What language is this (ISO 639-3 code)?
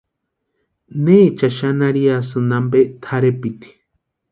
pua